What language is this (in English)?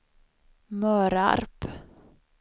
Swedish